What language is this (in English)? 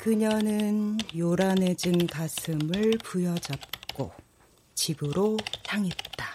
Korean